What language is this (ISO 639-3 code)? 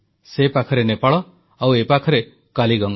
ori